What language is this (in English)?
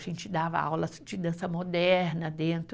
Portuguese